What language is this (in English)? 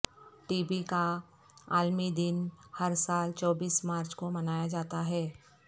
Urdu